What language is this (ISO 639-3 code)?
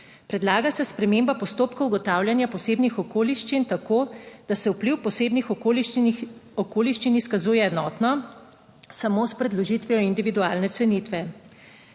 slv